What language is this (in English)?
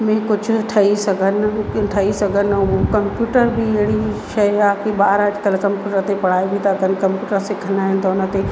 Sindhi